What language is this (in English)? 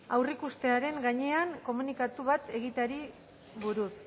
Basque